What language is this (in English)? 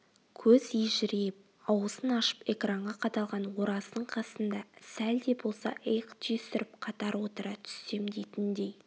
Kazakh